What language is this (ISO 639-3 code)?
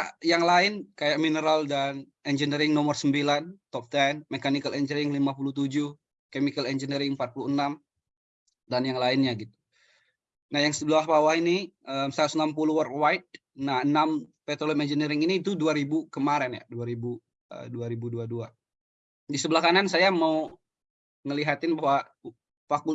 ind